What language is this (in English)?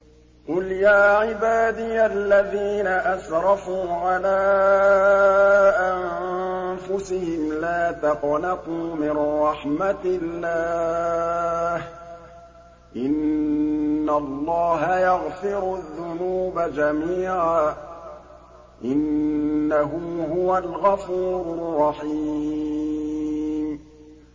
Arabic